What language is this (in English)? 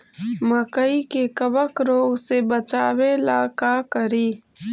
Magahi